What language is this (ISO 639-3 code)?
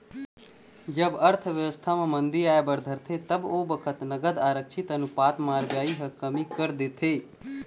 hne